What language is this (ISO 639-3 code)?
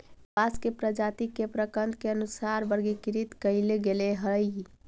mag